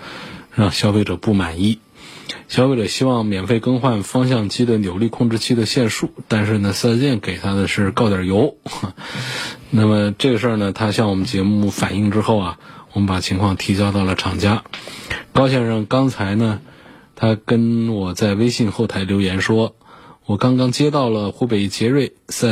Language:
Chinese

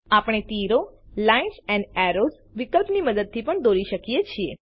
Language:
Gujarati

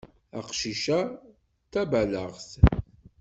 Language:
Kabyle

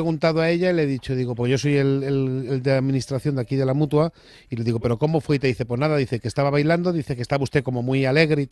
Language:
Spanish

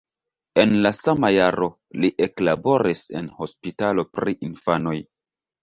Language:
Esperanto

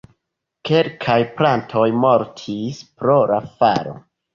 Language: Esperanto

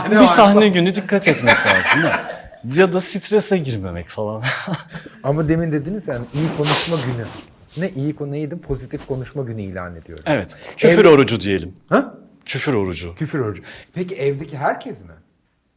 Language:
Turkish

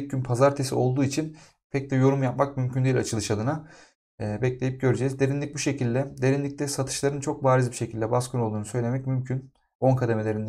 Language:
Turkish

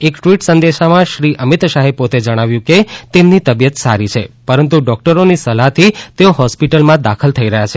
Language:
Gujarati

